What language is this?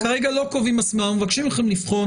Hebrew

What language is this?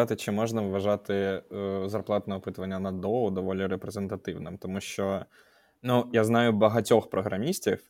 Ukrainian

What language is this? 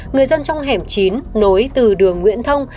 Vietnamese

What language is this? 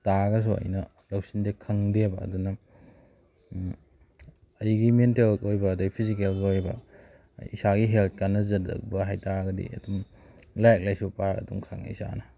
Manipuri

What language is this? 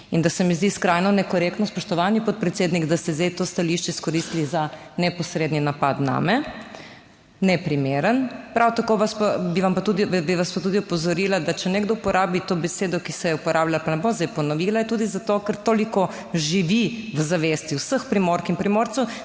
Slovenian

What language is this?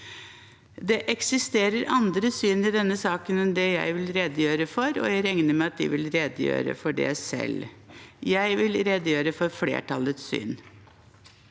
Norwegian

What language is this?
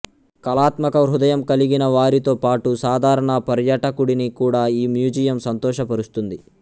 Telugu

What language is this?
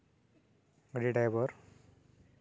Santali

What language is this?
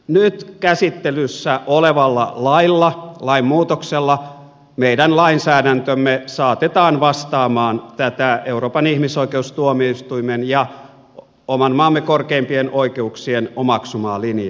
Finnish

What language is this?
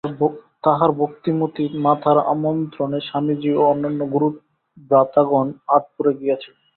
Bangla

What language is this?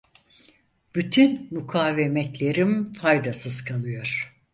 Turkish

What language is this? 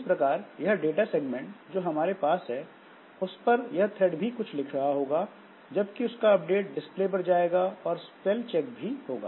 Hindi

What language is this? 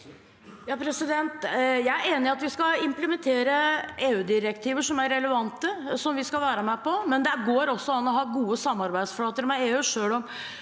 Norwegian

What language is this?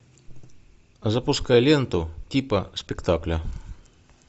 Russian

